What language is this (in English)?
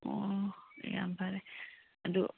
Manipuri